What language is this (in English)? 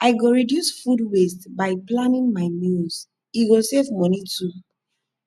Nigerian Pidgin